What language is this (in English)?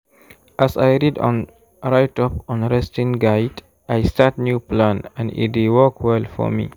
Nigerian Pidgin